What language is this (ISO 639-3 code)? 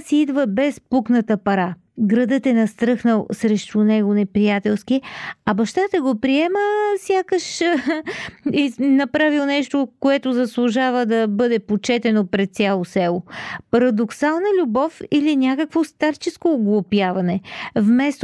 bul